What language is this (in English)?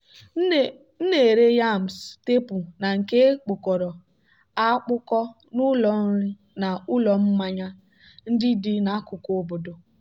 Igbo